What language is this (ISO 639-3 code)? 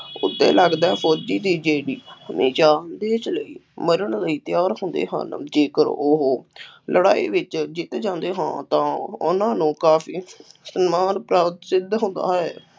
pan